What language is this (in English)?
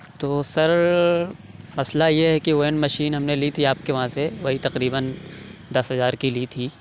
Urdu